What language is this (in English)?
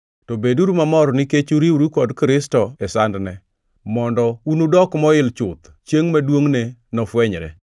Luo (Kenya and Tanzania)